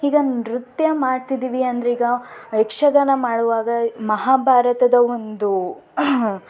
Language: Kannada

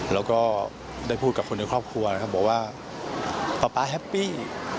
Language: Thai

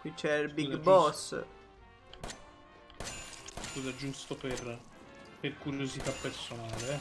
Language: Italian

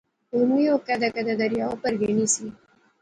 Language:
Pahari-Potwari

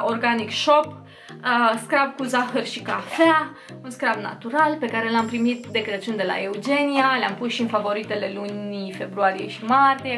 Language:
Romanian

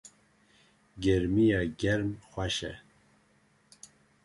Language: Kurdish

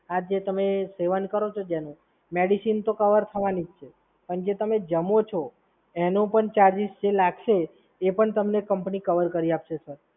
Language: Gujarati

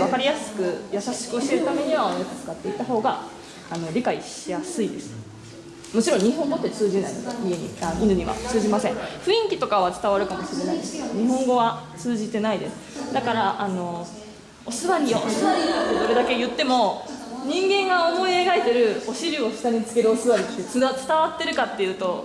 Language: Japanese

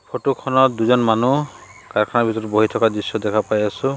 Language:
Assamese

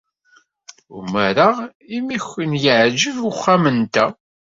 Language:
Kabyle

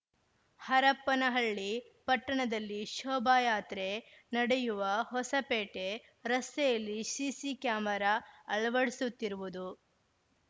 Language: Kannada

